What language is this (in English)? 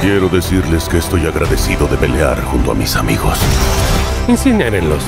Spanish